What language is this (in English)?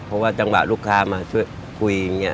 Thai